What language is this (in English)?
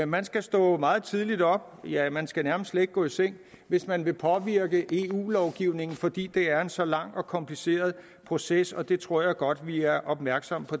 Danish